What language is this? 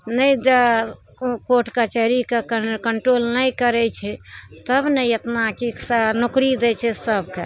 Maithili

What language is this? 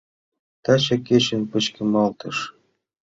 Mari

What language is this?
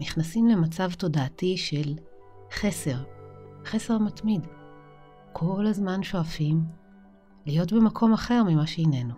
Hebrew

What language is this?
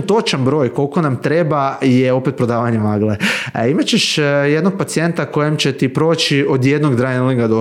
Croatian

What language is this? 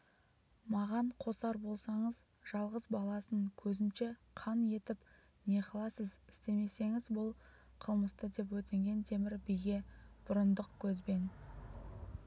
Kazakh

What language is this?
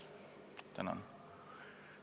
Estonian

